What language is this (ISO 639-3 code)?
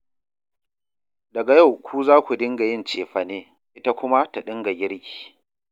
hau